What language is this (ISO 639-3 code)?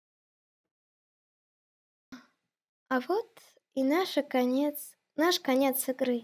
rus